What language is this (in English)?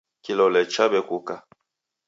Taita